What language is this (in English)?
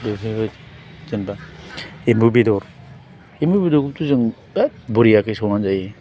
Bodo